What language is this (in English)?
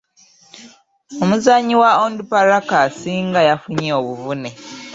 Ganda